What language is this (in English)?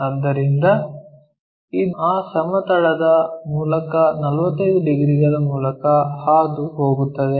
Kannada